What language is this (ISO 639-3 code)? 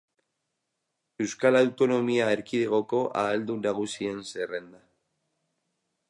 eus